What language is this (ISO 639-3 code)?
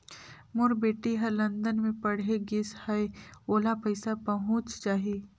hne